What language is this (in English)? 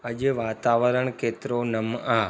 Sindhi